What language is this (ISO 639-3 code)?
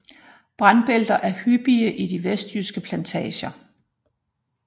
dan